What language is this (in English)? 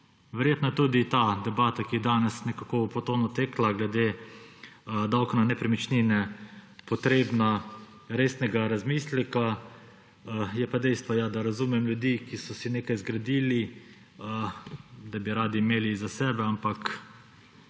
Slovenian